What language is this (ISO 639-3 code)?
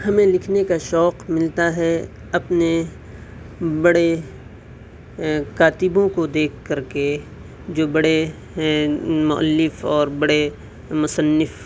urd